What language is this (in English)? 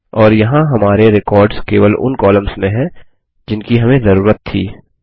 Hindi